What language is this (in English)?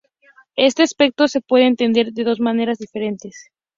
Spanish